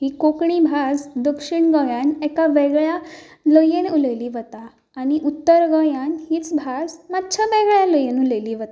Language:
Konkani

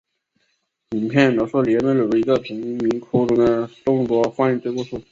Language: Chinese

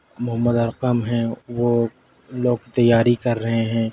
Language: Urdu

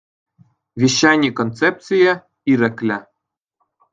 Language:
Chuvash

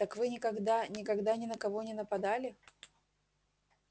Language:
Russian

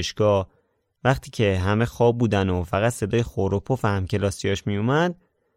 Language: Persian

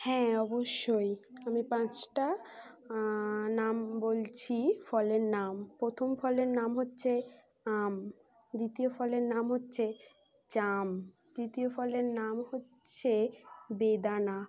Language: Bangla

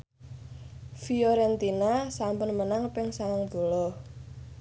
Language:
Javanese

